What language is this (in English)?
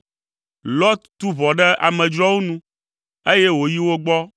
Ewe